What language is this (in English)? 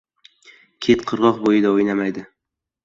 Uzbek